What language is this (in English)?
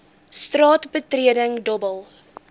Afrikaans